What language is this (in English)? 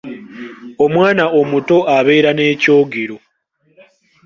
Ganda